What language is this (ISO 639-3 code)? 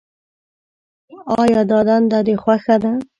pus